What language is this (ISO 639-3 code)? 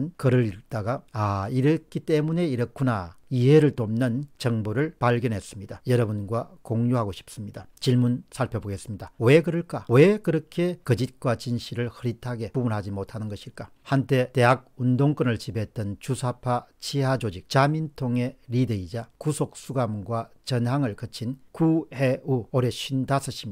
kor